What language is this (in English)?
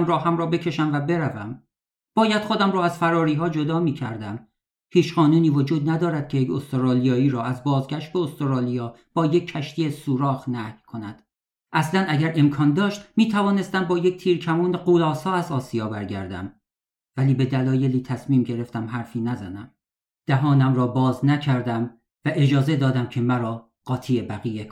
Persian